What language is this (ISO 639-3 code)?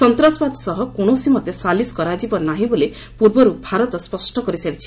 ori